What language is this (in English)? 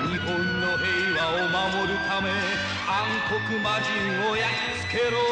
Japanese